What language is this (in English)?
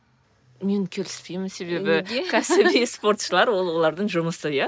Kazakh